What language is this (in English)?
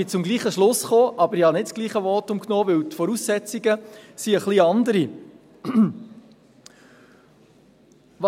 Swiss German